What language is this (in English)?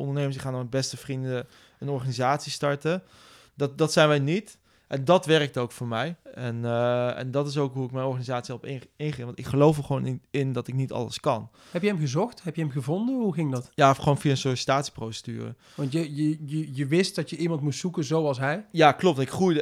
Dutch